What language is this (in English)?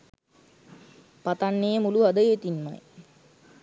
Sinhala